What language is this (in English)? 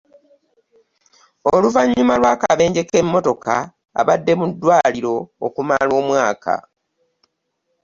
Ganda